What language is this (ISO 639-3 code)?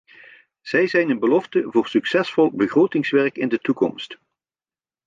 nld